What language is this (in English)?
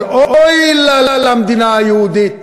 Hebrew